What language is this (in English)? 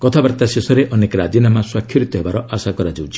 Odia